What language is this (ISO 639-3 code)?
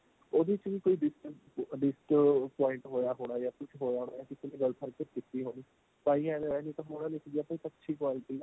pan